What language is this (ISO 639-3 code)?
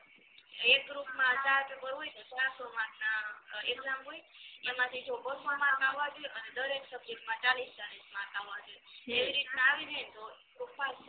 guj